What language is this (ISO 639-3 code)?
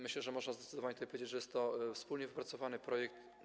pol